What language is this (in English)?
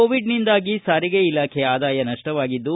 Kannada